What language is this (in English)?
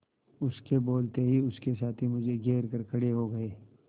Hindi